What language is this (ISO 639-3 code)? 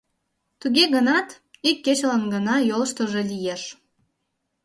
chm